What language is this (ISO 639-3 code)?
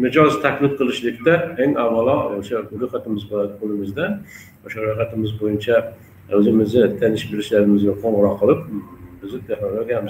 tur